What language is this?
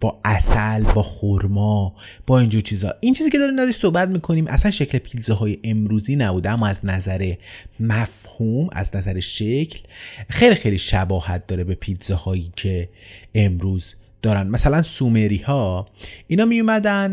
Persian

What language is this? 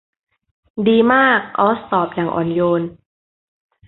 Thai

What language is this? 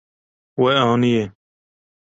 Kurdish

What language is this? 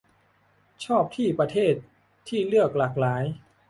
Thai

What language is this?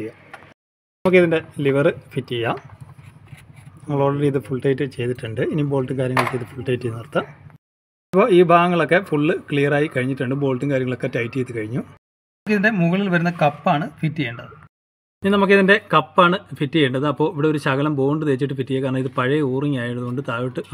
Malayalam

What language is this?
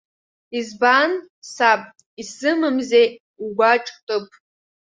Abkhazian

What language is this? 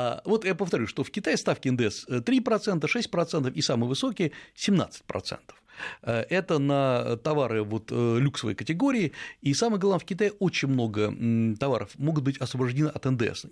Russian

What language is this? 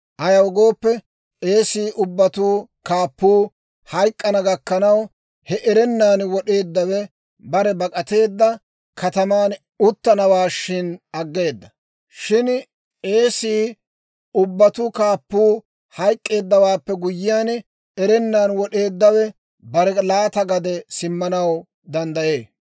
Dawro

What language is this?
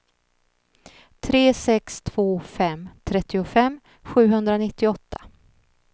Swedish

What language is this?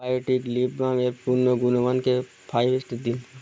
Bangla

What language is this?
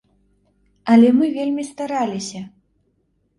Belarusian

